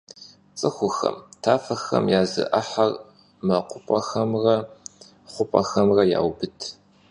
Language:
Kabardian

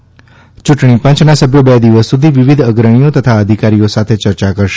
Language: Gujarati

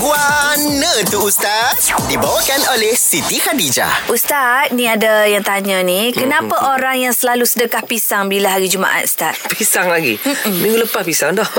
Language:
Malay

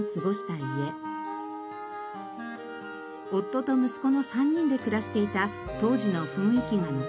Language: Japanese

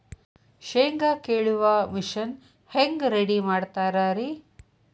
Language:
Kannada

